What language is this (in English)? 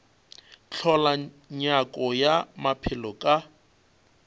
Northern Sotho